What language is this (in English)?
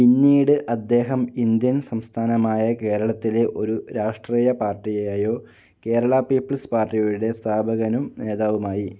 Malayalam